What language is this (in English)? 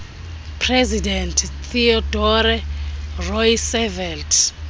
Xhosa